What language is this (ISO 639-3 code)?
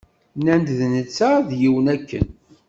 kab